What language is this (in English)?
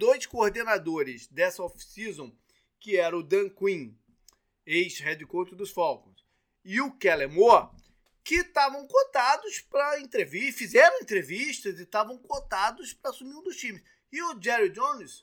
Portuguese